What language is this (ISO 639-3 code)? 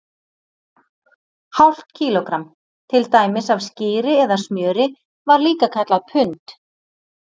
isl